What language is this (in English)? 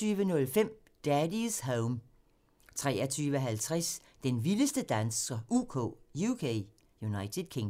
Danish